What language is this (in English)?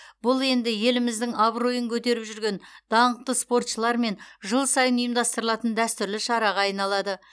Kazakh